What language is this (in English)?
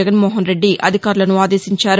Telugu